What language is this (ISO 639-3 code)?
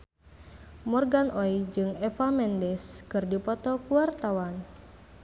sun